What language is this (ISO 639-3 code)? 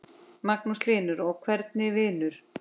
isl